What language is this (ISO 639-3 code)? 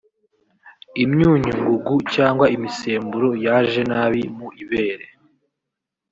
kin